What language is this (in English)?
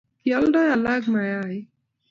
Kalenjin